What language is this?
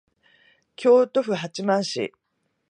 Japanese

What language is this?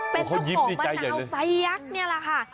Thai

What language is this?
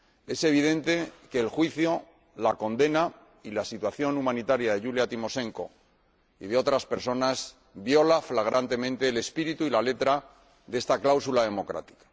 Spanish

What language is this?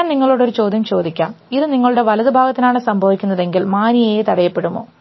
Malayalam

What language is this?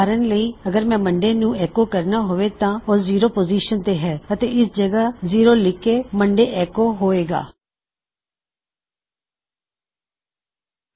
Punjabi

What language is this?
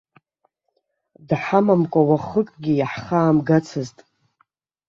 Abkhazian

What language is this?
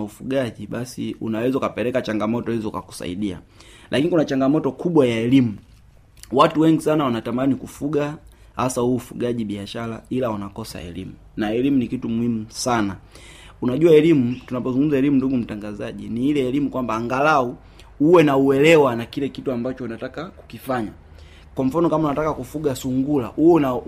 Swahili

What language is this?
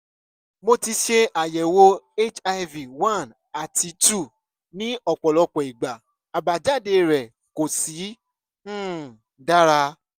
Yoruba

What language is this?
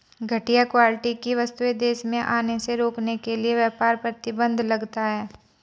Hindi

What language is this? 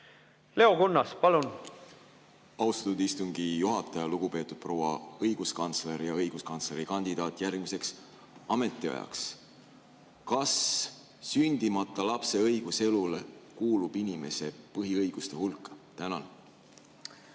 Estonian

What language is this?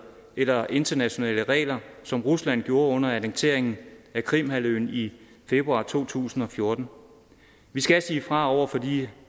Danish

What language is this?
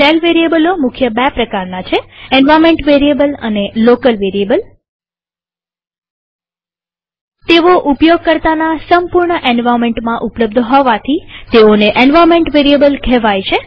Gujarati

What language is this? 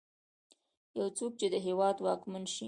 Pashto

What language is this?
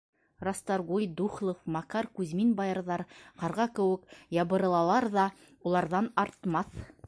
Bashkir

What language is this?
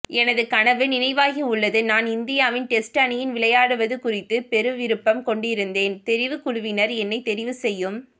Tamil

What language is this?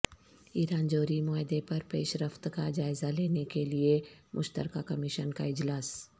Urdu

